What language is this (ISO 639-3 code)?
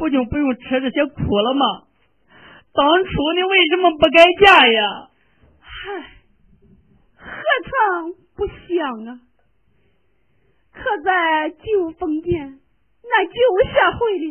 zho